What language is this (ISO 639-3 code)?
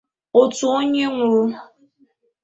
ibo